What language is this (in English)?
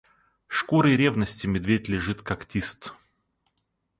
Russian